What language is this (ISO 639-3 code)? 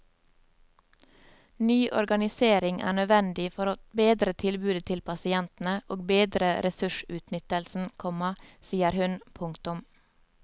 nor